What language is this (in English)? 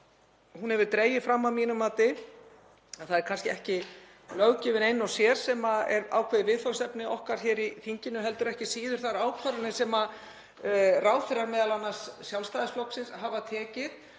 Icelandic